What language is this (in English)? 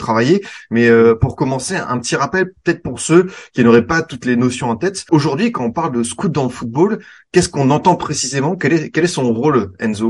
French